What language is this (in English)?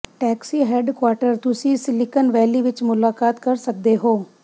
Punjabi